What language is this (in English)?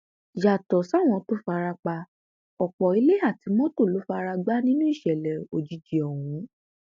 Yoruba